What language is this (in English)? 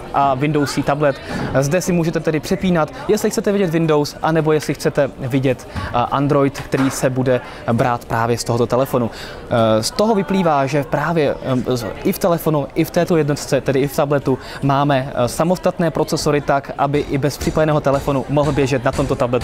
Czech